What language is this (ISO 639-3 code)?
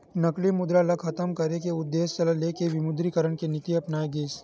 hne